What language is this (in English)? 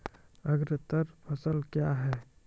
Maithili